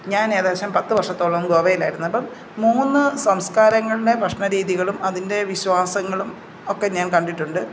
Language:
Malayalam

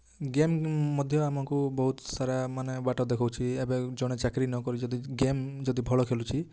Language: Odia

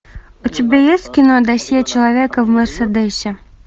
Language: Russian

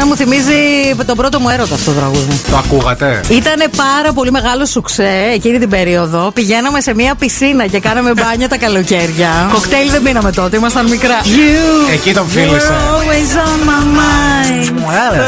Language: Greek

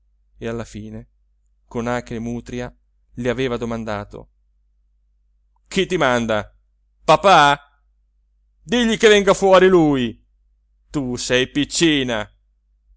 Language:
Italian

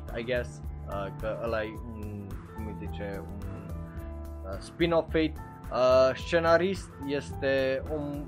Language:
Romanian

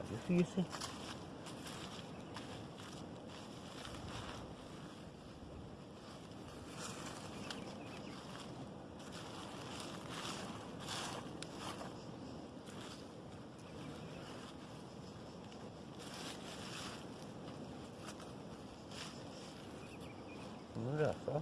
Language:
Portuguese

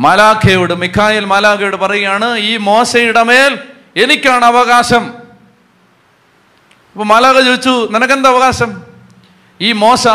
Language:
Malayalam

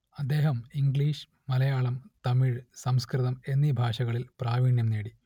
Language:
Malayalam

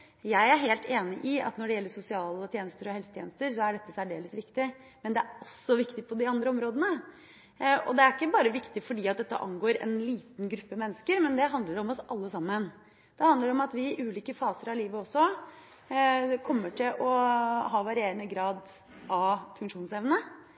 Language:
Norwegian Bokmål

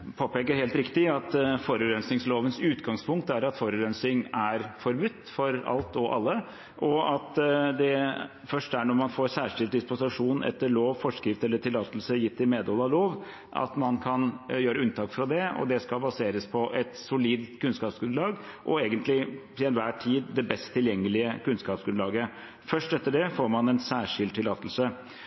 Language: Norwegian Bokmål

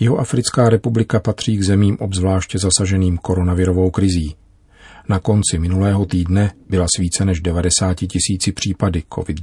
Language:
Czech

